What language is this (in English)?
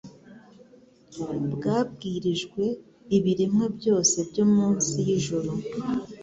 Kinyarwanda